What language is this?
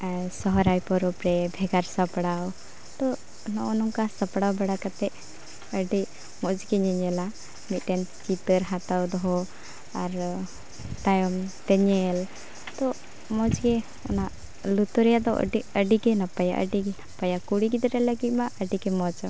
Santali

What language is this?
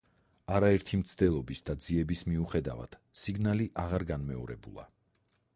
Georgian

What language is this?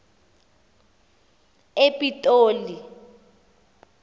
Xhosa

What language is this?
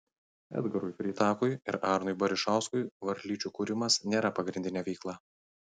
Lithuanian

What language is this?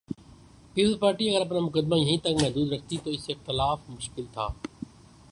Urdu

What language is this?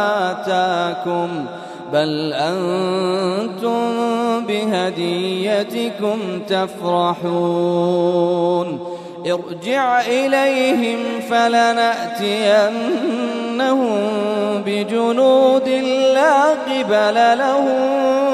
Arabic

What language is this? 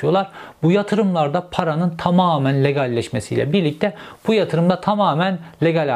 Turkish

